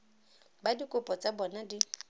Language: Tswana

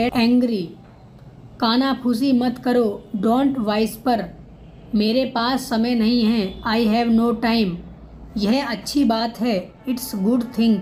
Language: Hindi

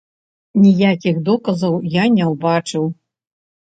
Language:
Belarusian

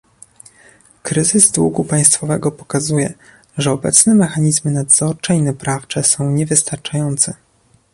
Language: Polish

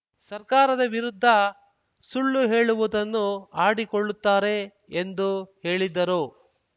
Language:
Kannada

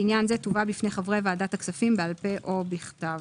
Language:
Hebrew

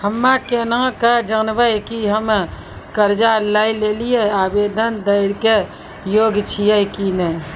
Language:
Maithili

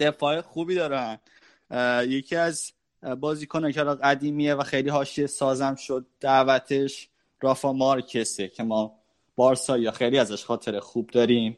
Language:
Persian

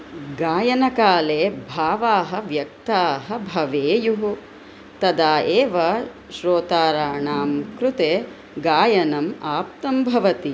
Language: Sanskrit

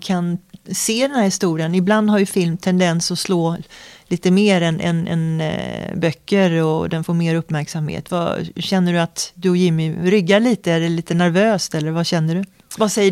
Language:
Swedish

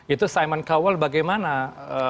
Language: Indonesian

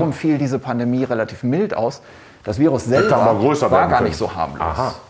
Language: German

